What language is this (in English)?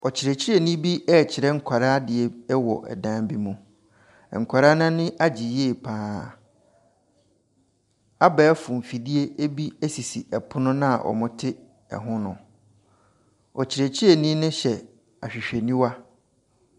Akan